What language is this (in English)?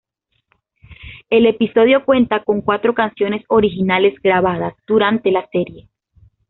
Spanish